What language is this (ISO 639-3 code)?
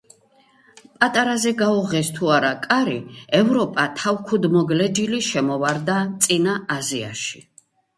kat